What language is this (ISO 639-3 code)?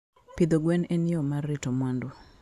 luo